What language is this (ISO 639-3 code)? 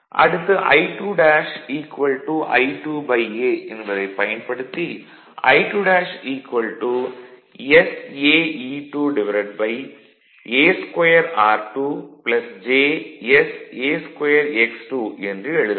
tam